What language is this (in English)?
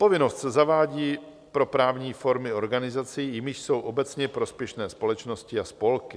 Czech